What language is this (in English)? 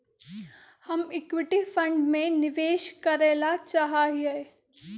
Magahi